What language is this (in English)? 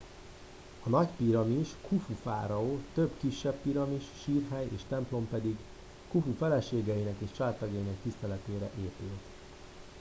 Hungarian